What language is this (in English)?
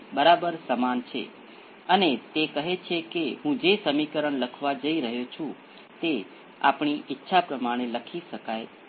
Gujarati